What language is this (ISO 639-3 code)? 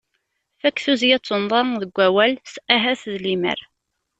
kab